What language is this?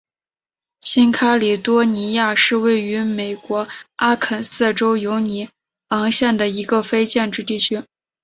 Chinese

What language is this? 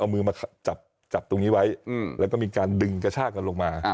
Thai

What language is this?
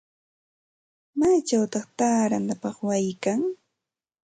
Santa Ana de Tusi Pasco Quechua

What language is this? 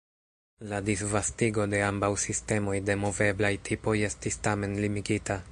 Esperanto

